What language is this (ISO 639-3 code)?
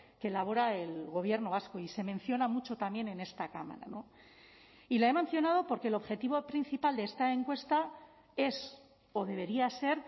spa